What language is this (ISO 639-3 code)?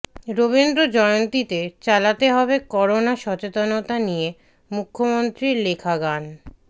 ben